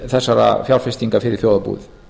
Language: Icelandic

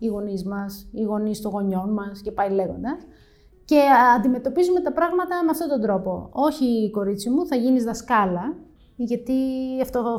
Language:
Greek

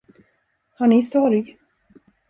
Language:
Swedish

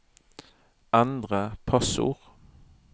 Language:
Norwegian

